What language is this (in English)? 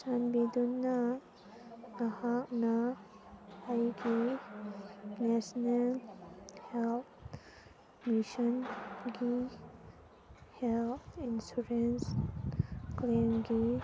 Manipuri